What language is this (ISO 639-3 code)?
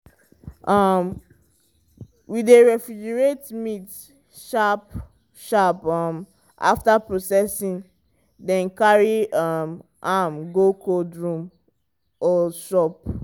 pcm